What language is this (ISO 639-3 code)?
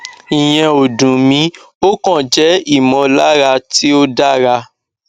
yor